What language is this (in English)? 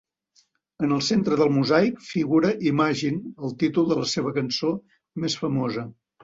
Catalan